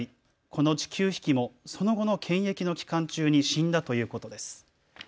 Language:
Japanese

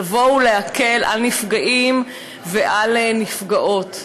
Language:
Hebrew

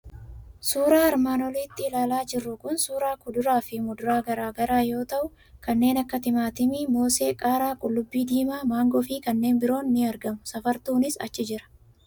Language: Oromo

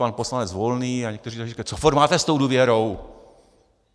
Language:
Czech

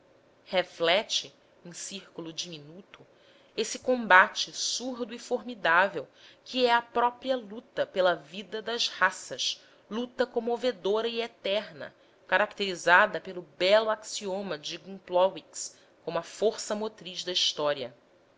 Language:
Portuguese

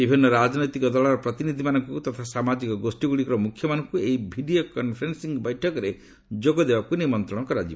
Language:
Odia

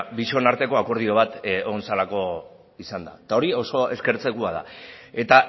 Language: Basque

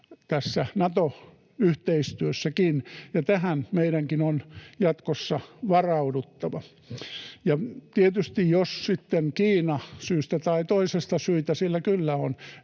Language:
Finnish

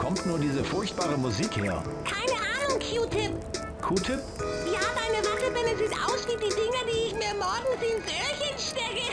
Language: German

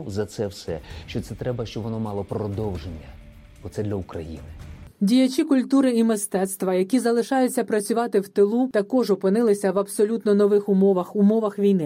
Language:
Ukrainian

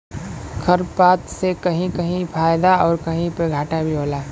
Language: Bhojpuri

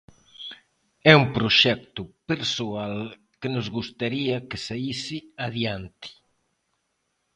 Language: Galician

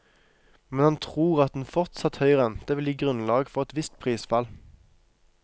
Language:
Norwegian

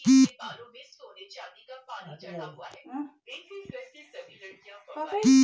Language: Bhojpuri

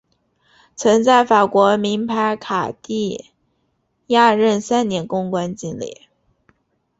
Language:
Chinese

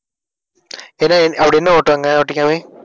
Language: Tamil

